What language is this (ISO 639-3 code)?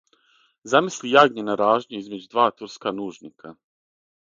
srp